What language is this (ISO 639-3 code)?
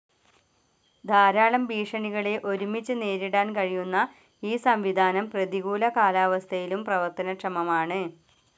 mal